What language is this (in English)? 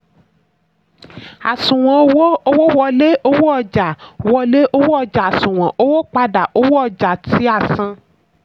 Yoruba